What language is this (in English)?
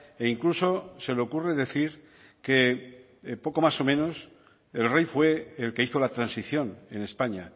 Spanish